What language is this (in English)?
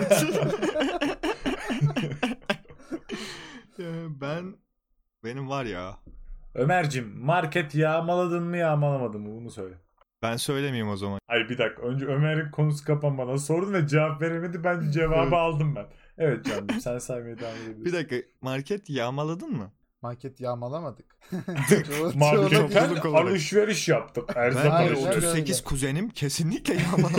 Turkish